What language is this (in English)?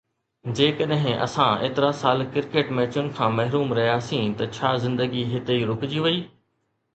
Sindhi